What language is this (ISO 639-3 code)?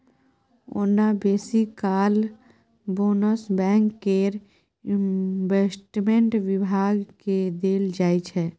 mai